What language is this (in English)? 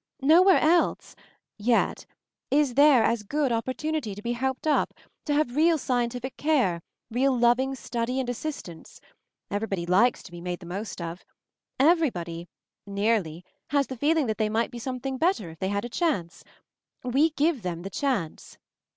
English